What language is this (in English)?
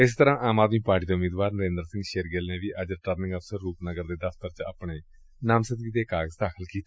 Punjabi